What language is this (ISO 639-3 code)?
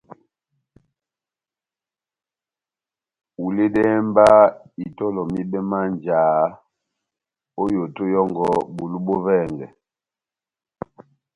bnm